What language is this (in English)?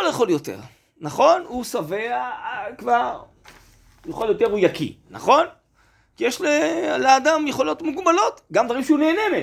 Hebrew